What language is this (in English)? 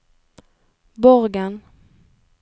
Norwegian